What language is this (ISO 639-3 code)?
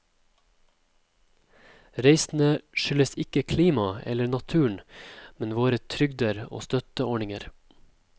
nor